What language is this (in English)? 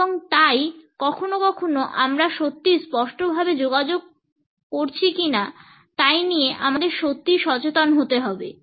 Bangla